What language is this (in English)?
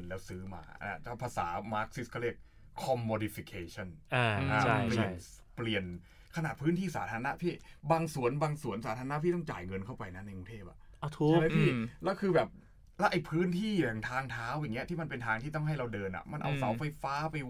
Thai